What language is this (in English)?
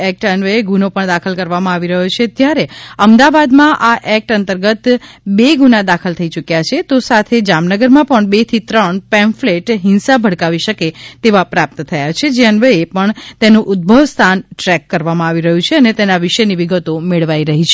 Gujarati